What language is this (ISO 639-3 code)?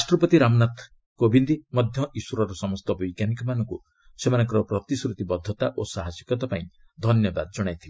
ori